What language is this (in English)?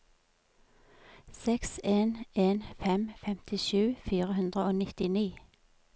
Norwegian